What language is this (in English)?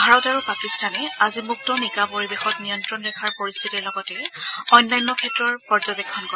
Assamese